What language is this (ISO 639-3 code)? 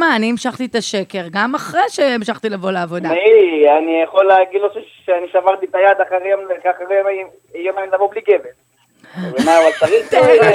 heb